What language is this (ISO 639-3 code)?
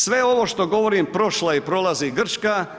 hrv